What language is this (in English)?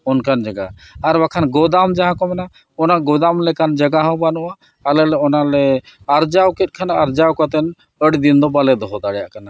Santali